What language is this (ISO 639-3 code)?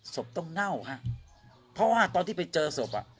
tha